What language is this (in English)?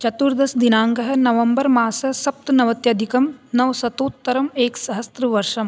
Sanskrit